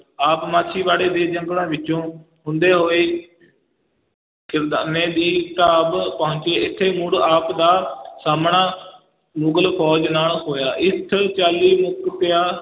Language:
Punjabi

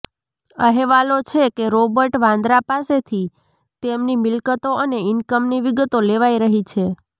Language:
Gujarati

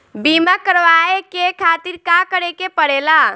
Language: Bhojpuri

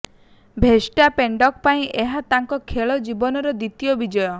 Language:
Odia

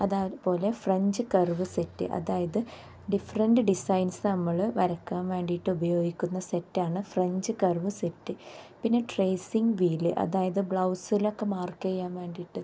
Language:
Malayalam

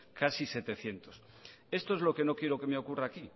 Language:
Spanish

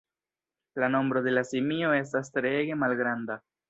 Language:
Esperanto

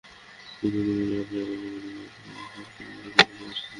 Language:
Bangla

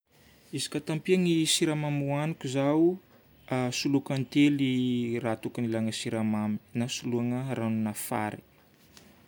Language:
Northern Betsimisaraka Malagasy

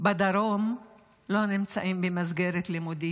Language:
Hebrew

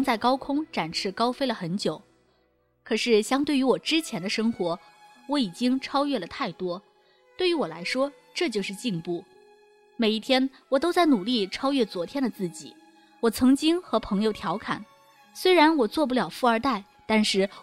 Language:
Chinese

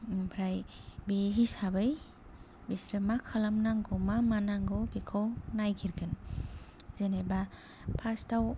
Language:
Bodo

